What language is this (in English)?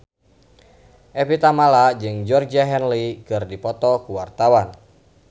Sundanese